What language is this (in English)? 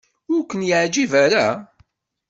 Kabyle